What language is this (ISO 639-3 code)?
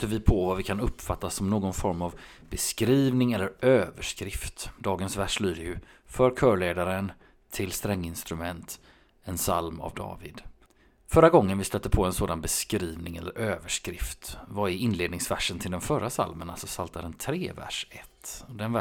swe